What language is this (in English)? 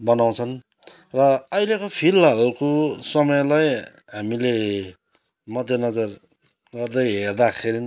Nepali